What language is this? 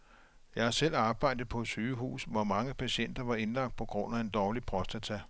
Danish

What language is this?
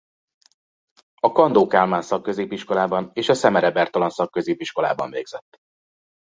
Hungarian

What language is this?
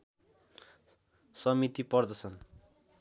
Nepali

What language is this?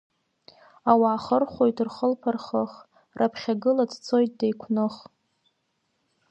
Abkhazian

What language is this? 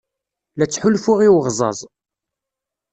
Kabyle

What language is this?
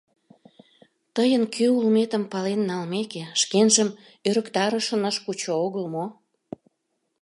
Mari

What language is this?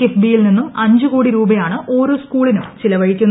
Malayalam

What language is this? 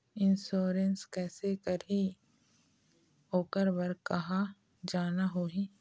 Chhattisgarhi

